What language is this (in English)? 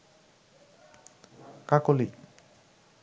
Bangla